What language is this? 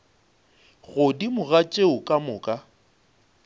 Northern Sotho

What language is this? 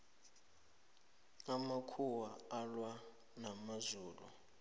South Ndebele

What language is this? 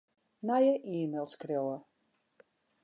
Western Frisian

